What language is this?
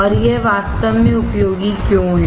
Hindi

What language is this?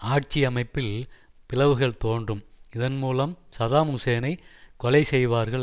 Tamil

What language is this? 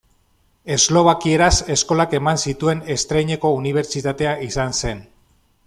Basque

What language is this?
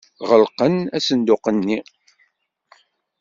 Kabyle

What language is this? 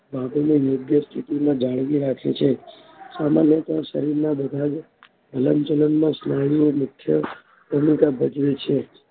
Gujarati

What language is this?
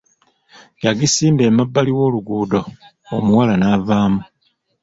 Ganda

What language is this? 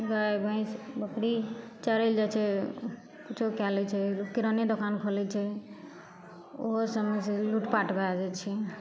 Maithili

